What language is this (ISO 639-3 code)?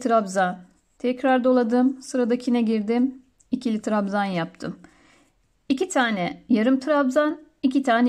tur